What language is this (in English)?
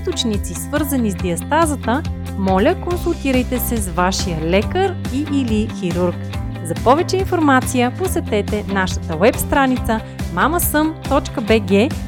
Bulgarian